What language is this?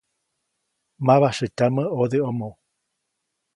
Copainalá Zoque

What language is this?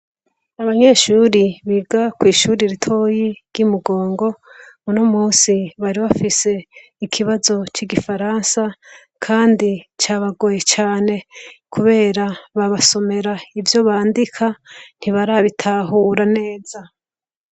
Rundi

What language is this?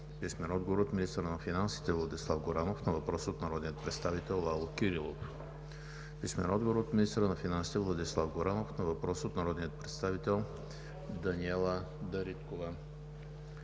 Bulgarian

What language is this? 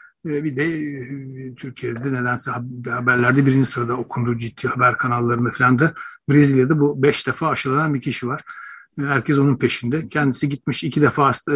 Turkish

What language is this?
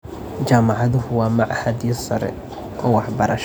Somali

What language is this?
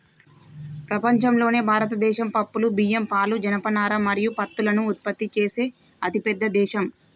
Telugu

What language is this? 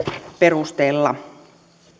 Finnish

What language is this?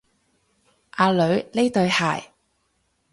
Cantonese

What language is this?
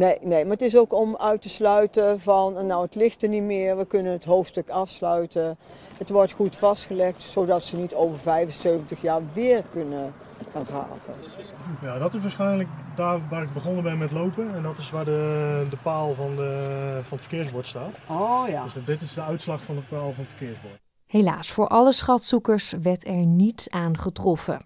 Dutch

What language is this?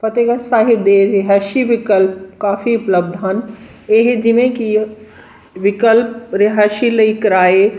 Punjabi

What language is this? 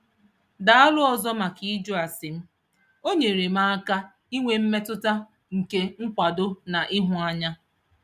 Igbo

